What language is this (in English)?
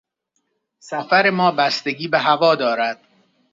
Persian